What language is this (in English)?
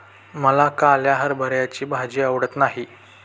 Marathi